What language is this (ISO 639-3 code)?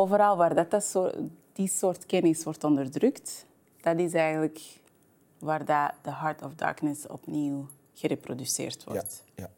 nld